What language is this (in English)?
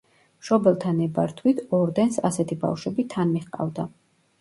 Georgian